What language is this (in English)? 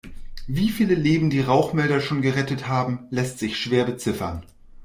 German